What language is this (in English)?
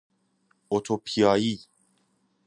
Persian